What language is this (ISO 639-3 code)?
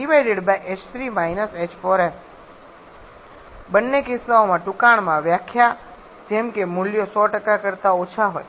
guj